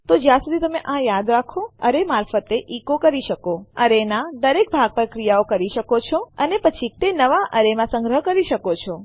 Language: Gujarati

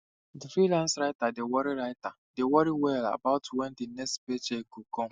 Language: Nigerian Pidgin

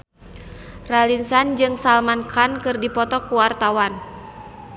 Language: Sundanese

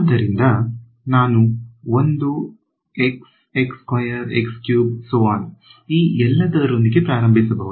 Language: Kannada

